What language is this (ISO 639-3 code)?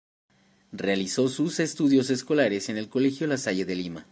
spa